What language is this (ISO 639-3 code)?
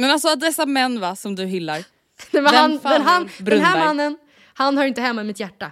swe